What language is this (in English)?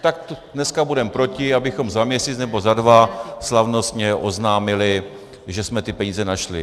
Czech